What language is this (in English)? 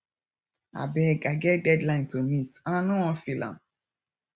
Nigerian Pidgin